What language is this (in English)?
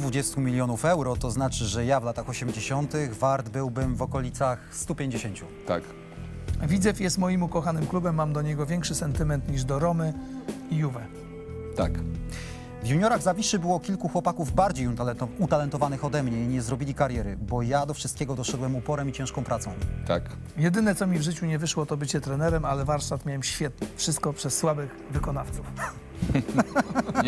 Polish